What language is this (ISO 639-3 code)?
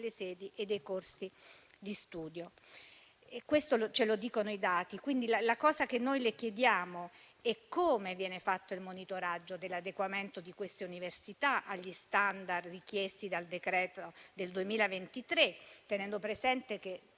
ita